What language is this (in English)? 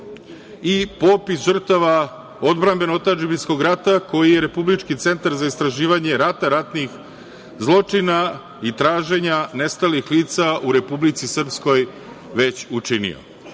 Serbian